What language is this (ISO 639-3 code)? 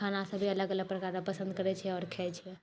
mai